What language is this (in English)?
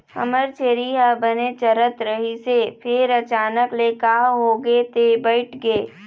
Chhattisgarhi